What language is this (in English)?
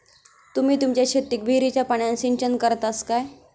Marathi